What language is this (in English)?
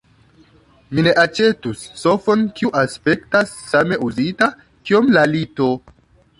Esperanto